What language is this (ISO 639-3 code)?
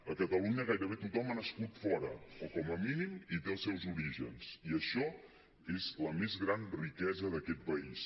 cat